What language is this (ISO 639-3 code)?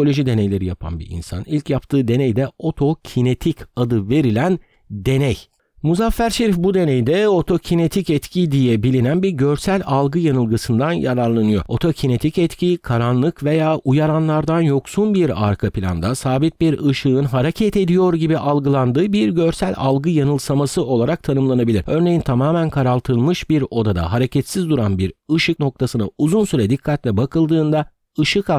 tur